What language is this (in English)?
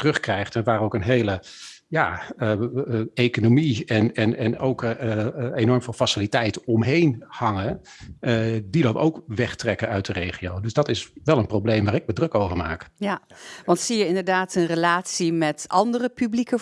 Dutch